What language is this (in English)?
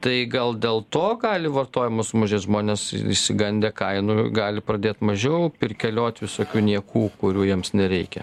Lithuanian